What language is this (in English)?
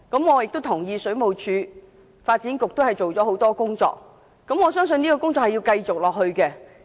Cantonese